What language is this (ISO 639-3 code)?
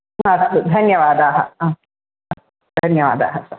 san